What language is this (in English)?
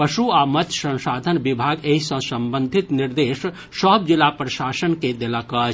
Maithili